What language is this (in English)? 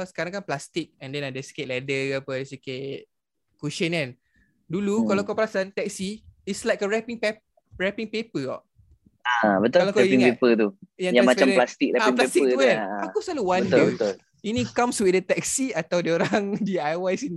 Malay